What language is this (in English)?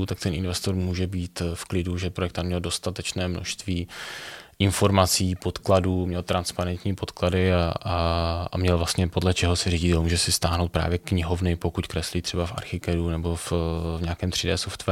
Czech